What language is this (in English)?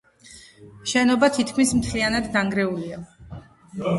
Georgian